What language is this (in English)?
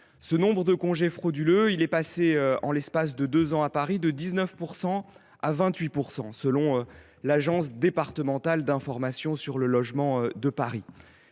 French